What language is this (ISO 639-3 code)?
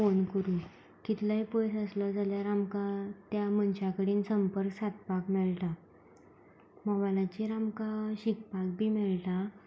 kok